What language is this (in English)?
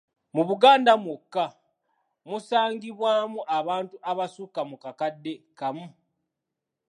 Ganda